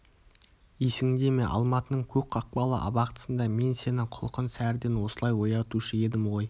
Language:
Kazakh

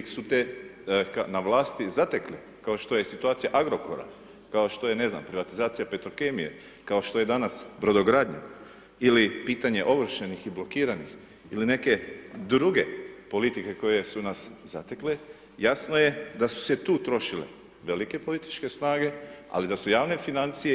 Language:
Croatian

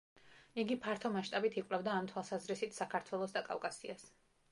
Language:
Georgian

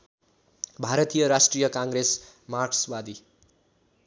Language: Nepali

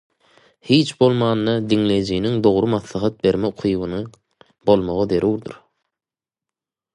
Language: Turkmen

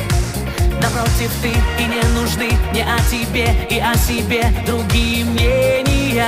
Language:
Russian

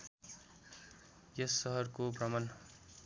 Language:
Nepali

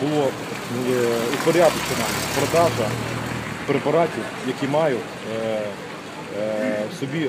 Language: Ukrainian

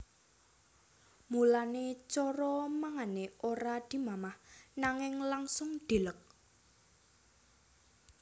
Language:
Javanese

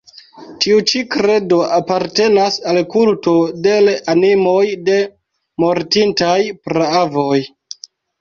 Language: Esperanto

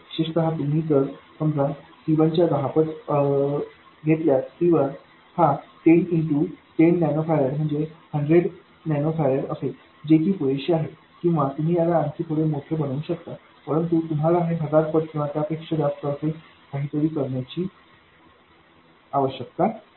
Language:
Marathi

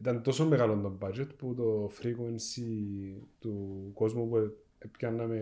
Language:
Greek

